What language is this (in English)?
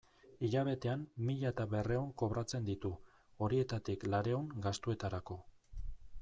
Basque